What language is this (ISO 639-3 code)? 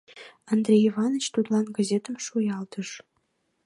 chm